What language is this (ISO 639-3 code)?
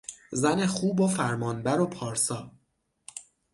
fas